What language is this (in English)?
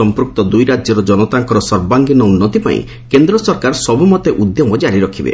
Odia